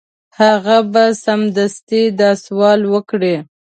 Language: Pashto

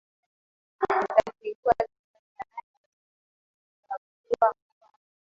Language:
Swahili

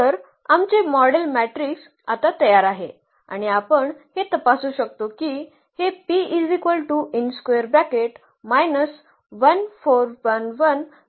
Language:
Marathi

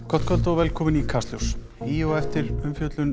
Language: Icelandic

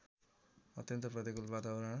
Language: Nepali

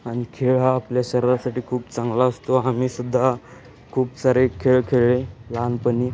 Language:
Marathi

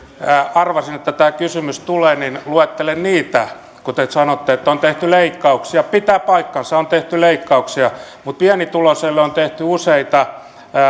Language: Finnish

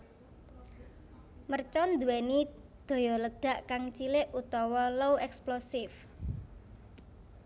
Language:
Javanese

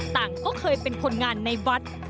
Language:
Thai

